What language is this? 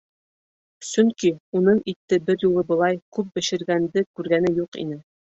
Bashkir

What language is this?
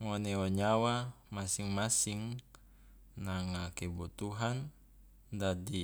Loloda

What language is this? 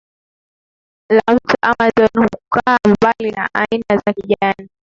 Swahili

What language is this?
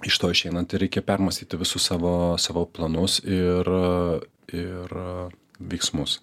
Lithuanian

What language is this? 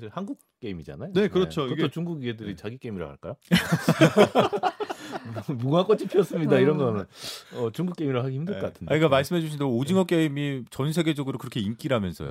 Korean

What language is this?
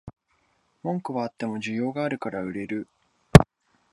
Japanese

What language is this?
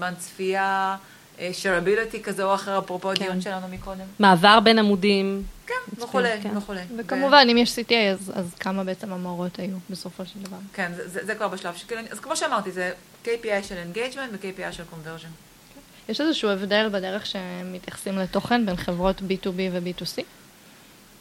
Hebrew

